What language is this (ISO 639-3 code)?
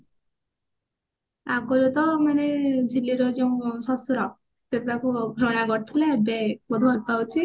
ori